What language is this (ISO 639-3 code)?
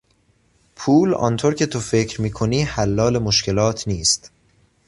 fas